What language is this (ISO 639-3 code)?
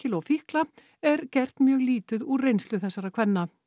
isl